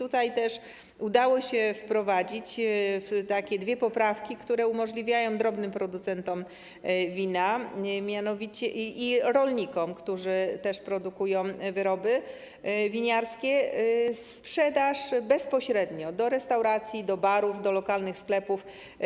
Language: Polish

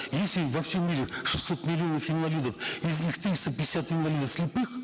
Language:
Kazakh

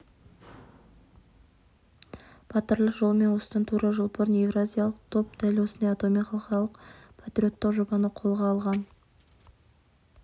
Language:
Kazakh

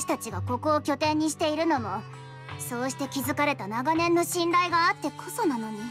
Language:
Japanese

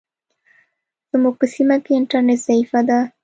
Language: Pashto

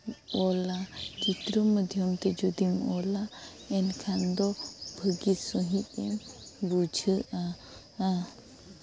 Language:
Santali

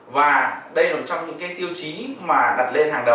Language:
Vietnamese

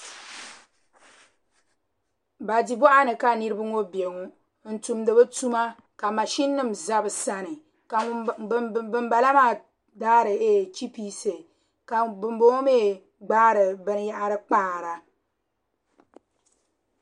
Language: Dagbani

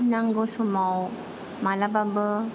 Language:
Bodo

